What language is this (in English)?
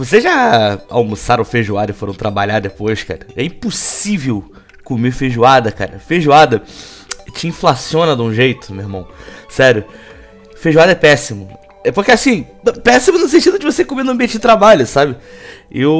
Portuguese